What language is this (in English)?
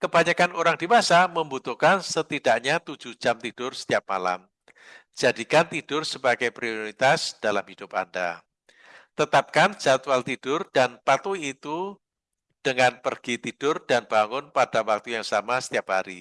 Indonesian